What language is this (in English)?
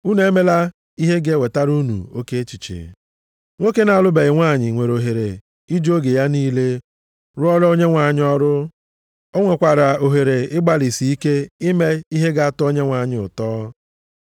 Igbo